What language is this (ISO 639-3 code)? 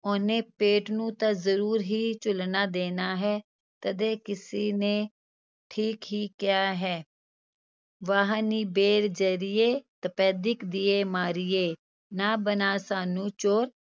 pan